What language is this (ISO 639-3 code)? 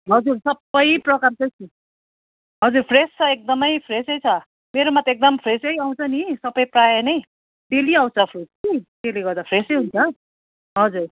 nep